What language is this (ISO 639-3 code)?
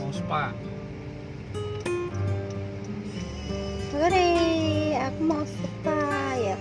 ind